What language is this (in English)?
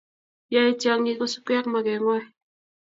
Kalenjin